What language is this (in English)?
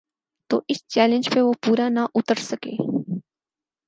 Urdu